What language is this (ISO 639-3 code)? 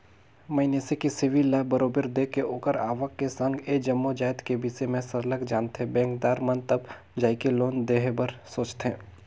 hne